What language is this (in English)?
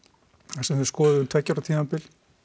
Icelandic